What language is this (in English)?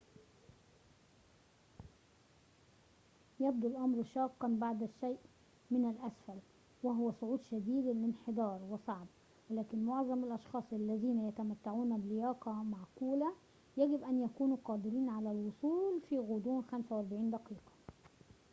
Arabic